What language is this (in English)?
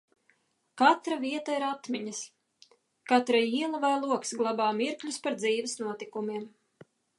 Latvian